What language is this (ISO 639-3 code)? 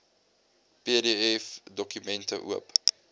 afr